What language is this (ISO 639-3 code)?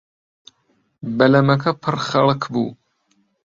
ckb